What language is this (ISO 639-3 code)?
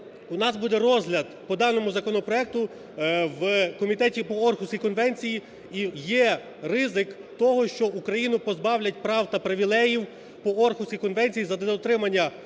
ukr